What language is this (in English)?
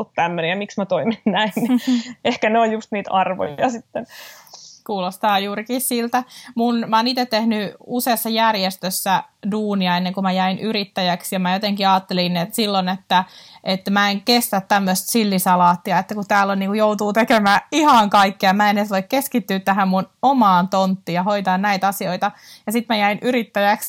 Finnish